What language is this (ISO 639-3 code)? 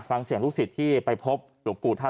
tha